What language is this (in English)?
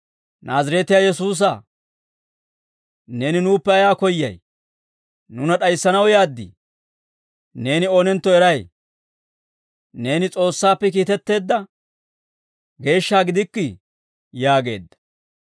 Dawro